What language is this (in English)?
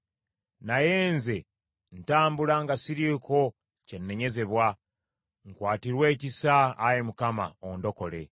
Ganda